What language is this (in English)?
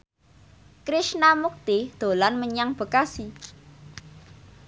Javanese